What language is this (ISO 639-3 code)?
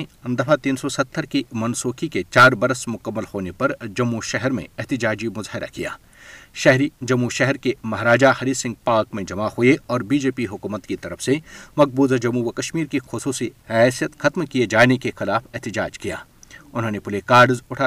urd